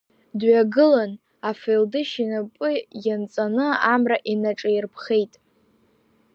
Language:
Abkhazian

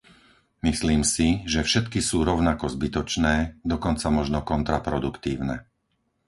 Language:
Slovak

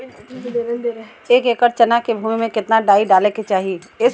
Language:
Bhojpuri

